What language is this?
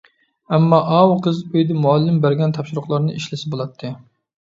Uyghur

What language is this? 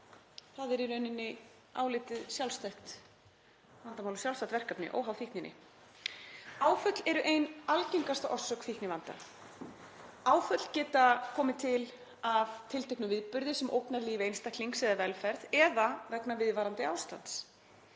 Icelandic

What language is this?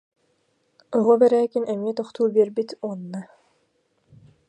Yakut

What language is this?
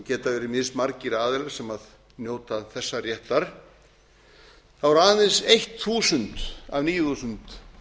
Icelandic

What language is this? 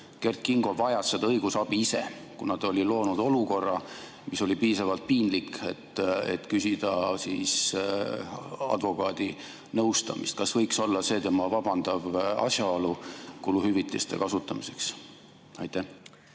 Estonian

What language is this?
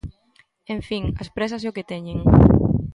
Galician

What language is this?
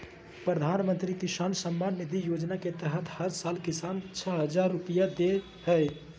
Magahi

